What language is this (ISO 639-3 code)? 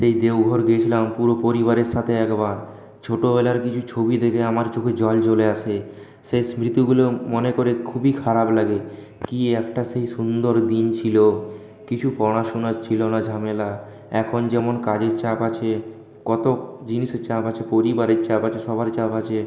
ben